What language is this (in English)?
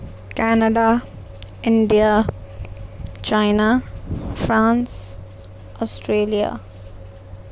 Urdu